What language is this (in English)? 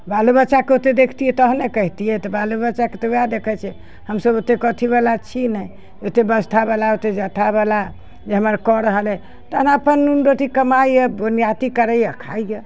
Maithili